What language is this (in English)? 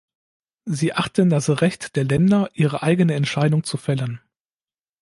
German